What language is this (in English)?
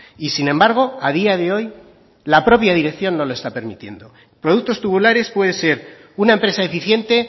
Spanish